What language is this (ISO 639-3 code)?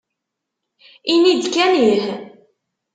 kab